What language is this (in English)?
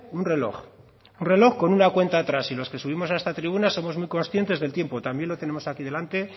Spanish